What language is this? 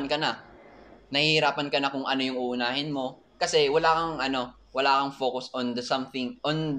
Filipino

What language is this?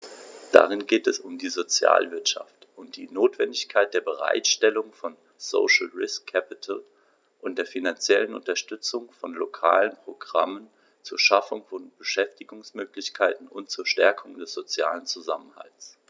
German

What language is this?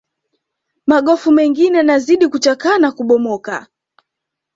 Swahili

